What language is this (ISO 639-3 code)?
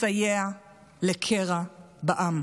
heb